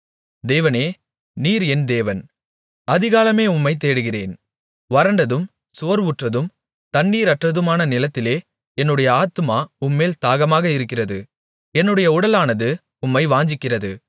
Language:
Tamil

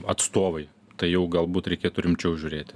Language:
Lithuanian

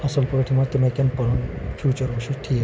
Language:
Kashmiri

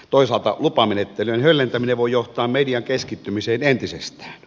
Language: Finnish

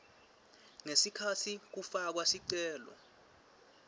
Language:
Swati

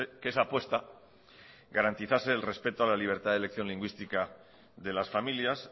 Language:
Spanish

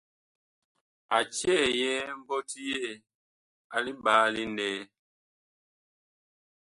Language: Bakoko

